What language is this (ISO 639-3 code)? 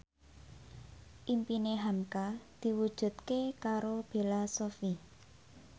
jav